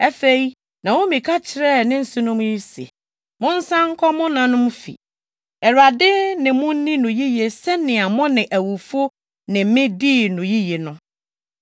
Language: Akan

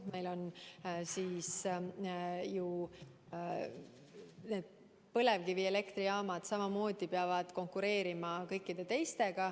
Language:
Estonian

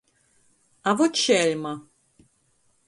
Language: Latgalian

